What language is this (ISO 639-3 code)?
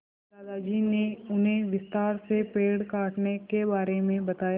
hin